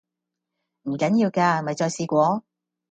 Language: Cantonese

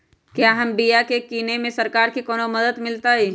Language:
Magahi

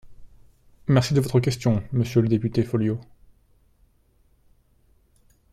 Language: French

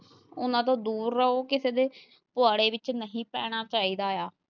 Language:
Punjabi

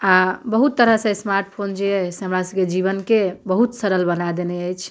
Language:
Maithili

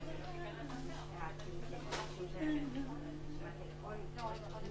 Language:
Hebrew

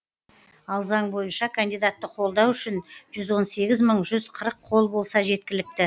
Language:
Kazakh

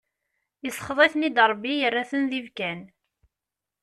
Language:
Kabyle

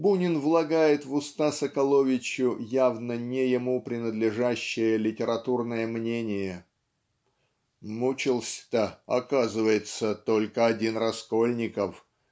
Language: Russian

